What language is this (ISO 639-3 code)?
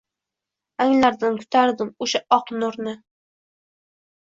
uzb